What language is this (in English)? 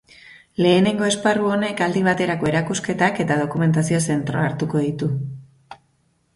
Basque